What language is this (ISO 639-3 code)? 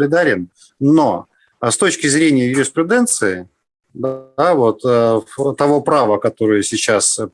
rus